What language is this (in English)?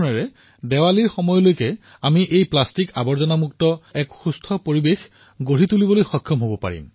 Assamese